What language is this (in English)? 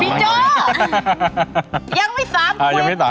Thai